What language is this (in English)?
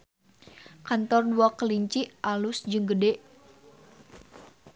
Sundanese